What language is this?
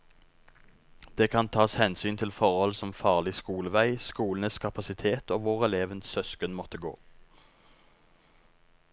Norwegian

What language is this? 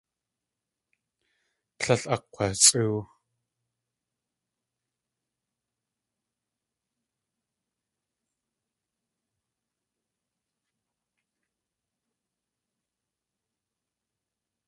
Tlingit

